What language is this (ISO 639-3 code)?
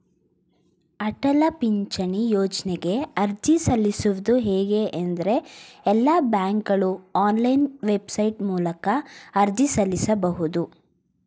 kan